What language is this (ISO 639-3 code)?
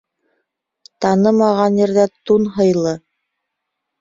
bak